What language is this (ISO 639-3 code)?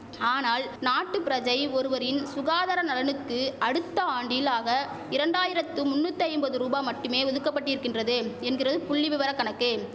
tam